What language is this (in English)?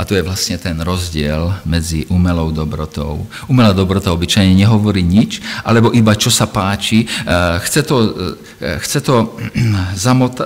Slovak